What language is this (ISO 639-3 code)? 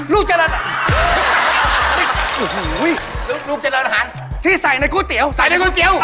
tha